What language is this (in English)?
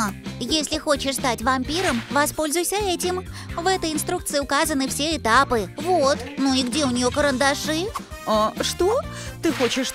Russian